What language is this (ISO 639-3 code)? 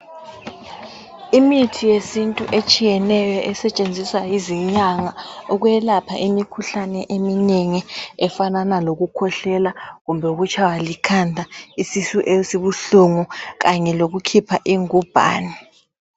nde